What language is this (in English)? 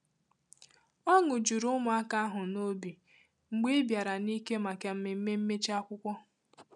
Igbo